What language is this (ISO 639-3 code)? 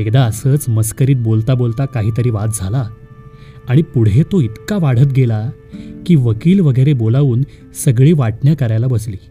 mar